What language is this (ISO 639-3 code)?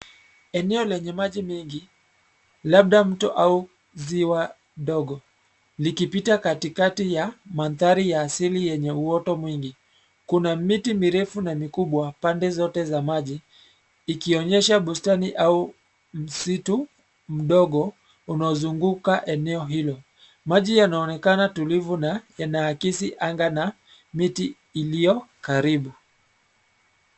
swa